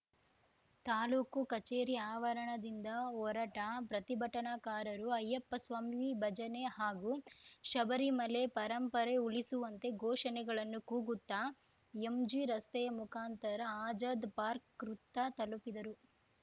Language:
Kannada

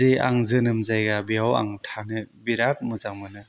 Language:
Bodo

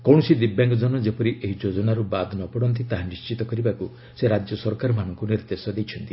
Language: Odia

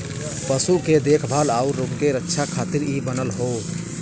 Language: Bhojpuri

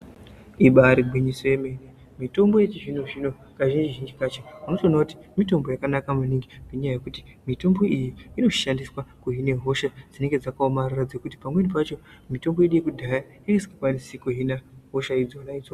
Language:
Ndau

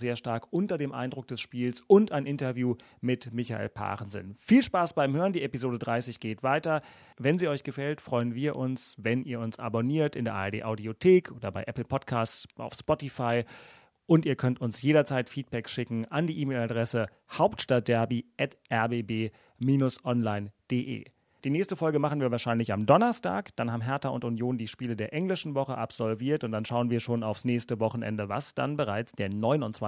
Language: German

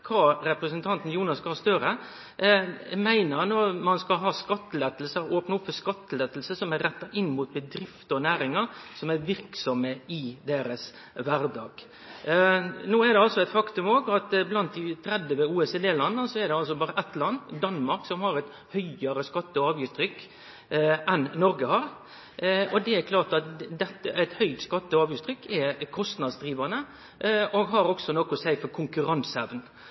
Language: Norwegian Nynorsk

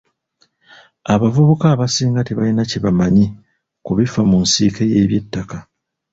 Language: Ganda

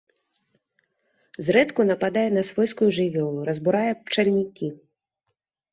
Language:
Belarusian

